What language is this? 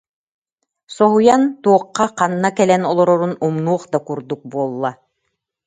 Yakut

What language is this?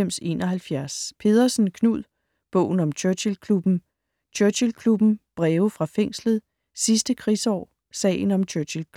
Danish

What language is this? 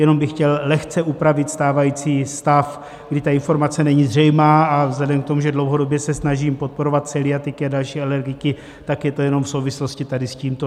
Czech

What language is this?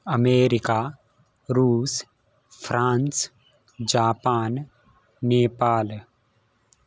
Sanskrit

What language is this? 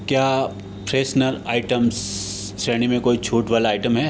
Hindi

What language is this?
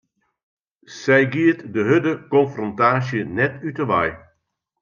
Western Frisian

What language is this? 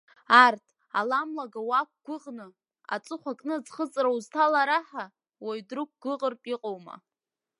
Abkhazian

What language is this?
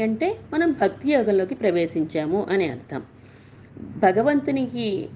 Telugu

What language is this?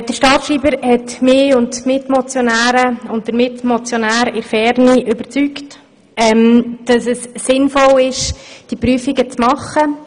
Swiss German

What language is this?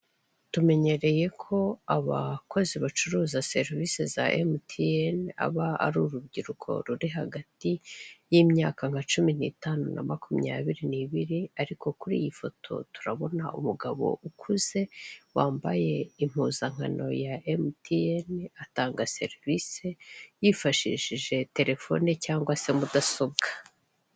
Kinyarwanda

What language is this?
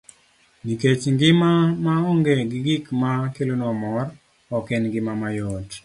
Luo (Kenya and Tanzania)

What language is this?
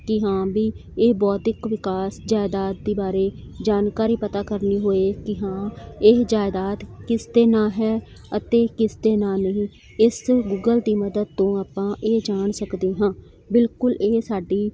Punjabi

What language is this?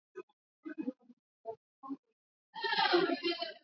Swahili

